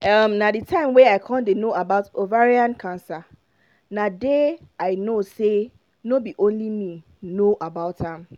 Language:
Nigerian Pidgin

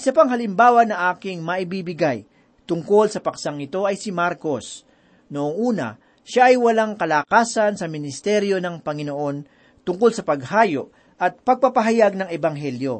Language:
Filipino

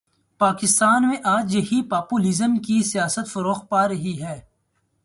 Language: Urdu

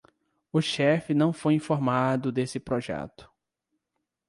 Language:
Portuguese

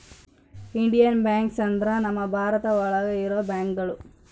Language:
Kannada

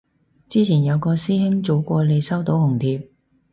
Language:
Cantonese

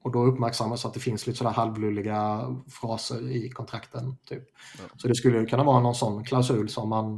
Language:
Swedish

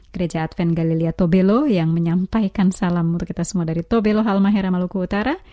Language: Indonesian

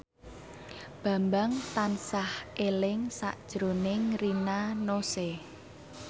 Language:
Javanese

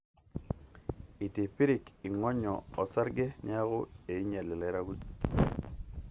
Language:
Masai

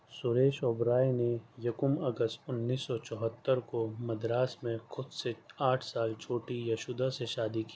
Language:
Urdu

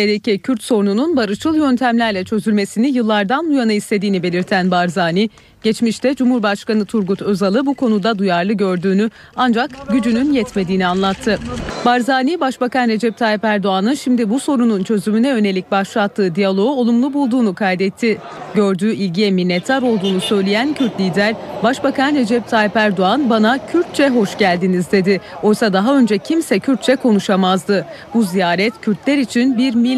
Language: Turkish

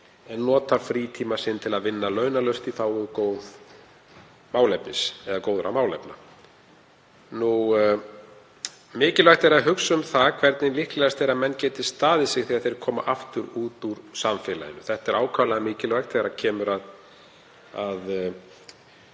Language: Icelandic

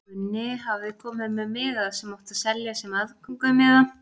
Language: Icelandic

